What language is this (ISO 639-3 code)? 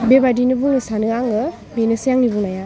brx